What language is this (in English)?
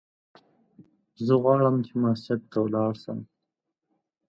Pashto